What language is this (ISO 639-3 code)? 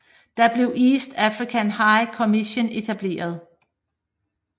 dan